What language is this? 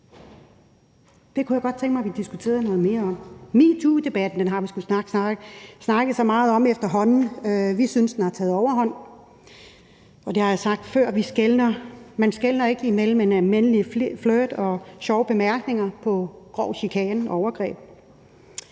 Danish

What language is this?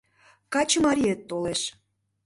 Mari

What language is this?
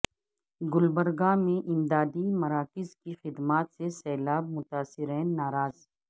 Urdu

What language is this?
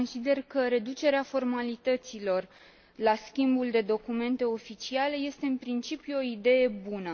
Romanian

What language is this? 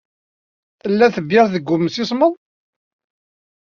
Kabyle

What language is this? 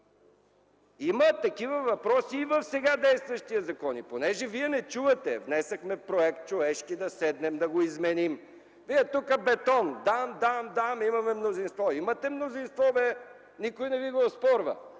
Bulgarian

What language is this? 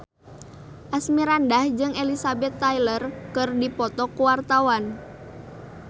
Sundanese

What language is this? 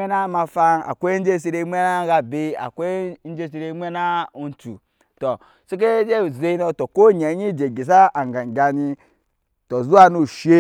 Nyankpa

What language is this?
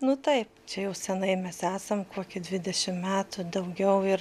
Lithuanian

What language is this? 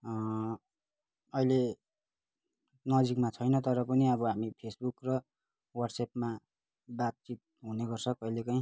Nepali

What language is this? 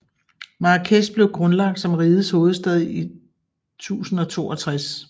Danish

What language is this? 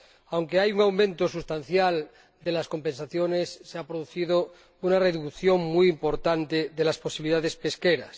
Spanish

